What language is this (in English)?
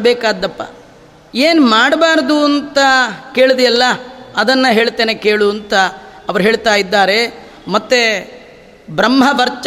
Kannada